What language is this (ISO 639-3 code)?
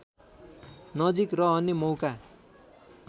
nep